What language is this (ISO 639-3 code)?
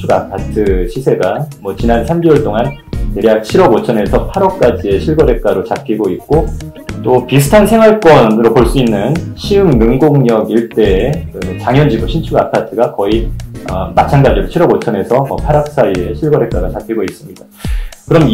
kor